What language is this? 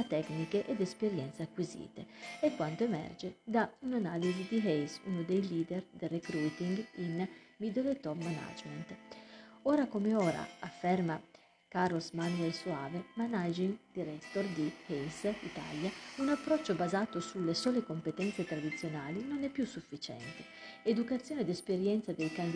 Italian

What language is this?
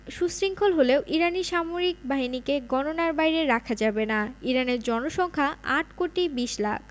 Bangla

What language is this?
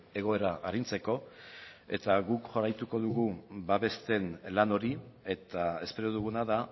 Basque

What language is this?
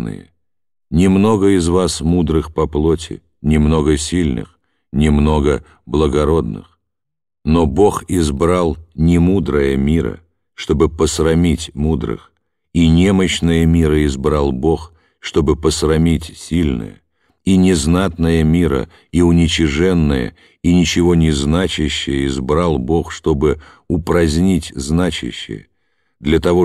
Russian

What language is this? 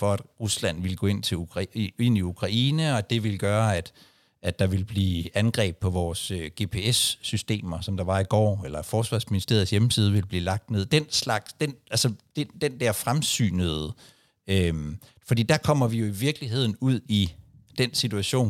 Danish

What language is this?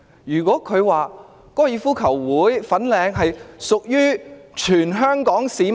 Cantonese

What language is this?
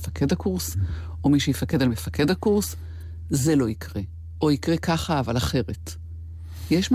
Hebrew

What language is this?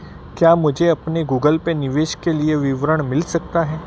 Hindi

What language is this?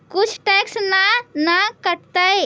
Magahi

